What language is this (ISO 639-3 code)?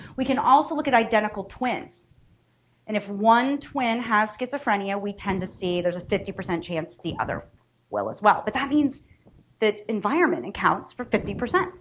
eng